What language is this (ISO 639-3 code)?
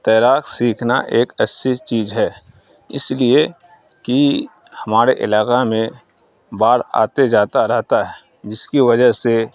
urd